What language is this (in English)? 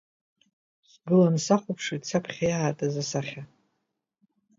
Abkhazian